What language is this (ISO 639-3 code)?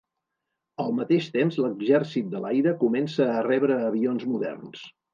cat